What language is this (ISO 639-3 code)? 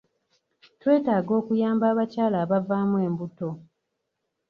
lug